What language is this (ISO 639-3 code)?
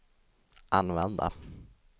swe